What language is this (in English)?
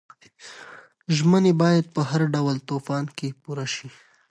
Pashto